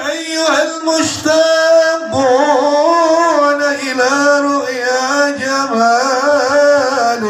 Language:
Arabic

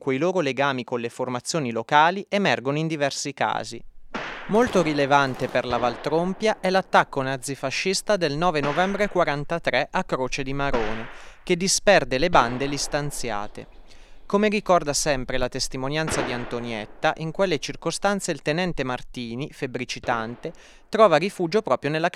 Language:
Italian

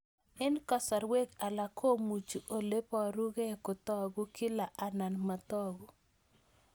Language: Kalenjin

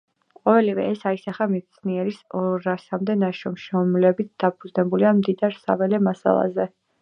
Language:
Georgian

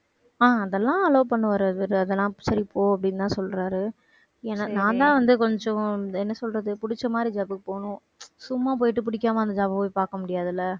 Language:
Tamil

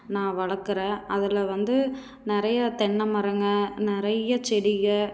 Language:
Tamil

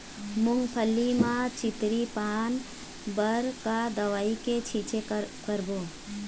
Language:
Chhattisgarhi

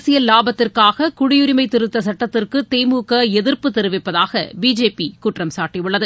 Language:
Tamil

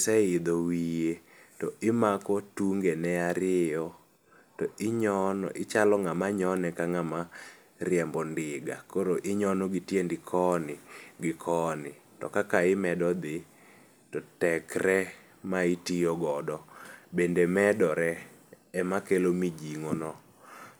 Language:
Luo (Kenya and Tanzania)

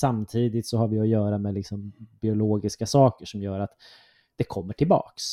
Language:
Swedish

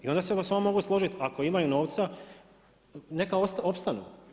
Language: Croatian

